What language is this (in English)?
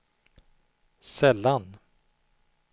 Swedish